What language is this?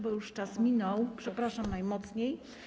Polish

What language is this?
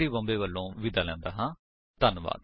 Punjabi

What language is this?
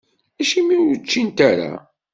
Kabyle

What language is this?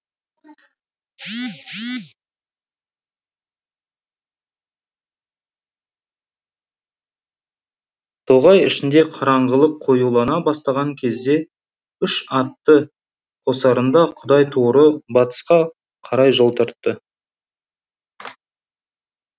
Kazakh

